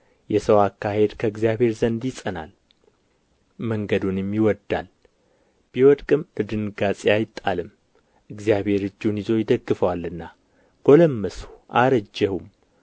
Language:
Amharic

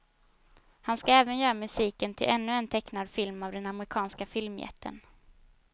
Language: Swedish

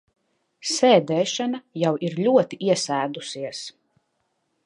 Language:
Latvian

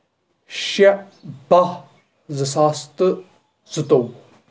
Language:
Kashmiri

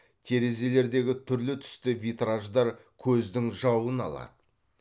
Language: Kazakh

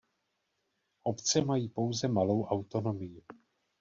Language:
Czech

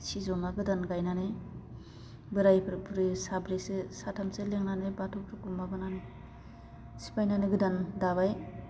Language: Bodo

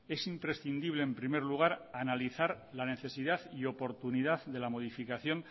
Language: Spanish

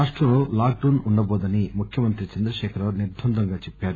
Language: Telugu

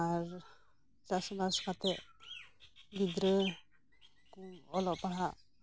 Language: Santali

